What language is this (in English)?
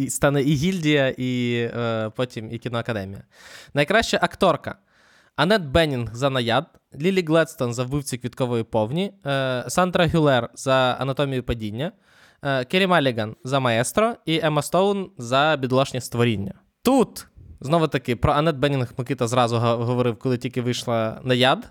Ukrainian